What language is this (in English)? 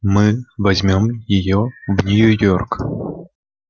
Russian